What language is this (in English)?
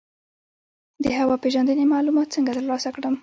Pashto